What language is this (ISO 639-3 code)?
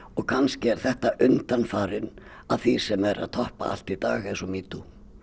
isl